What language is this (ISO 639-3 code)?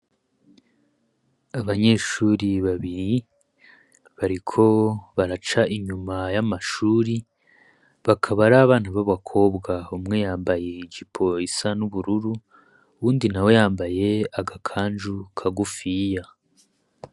run